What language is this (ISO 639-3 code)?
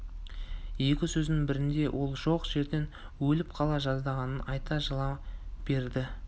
kaz